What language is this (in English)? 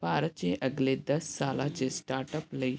Punjabi